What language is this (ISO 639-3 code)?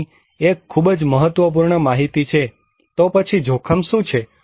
guj